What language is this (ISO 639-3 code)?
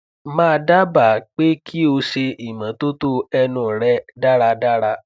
yor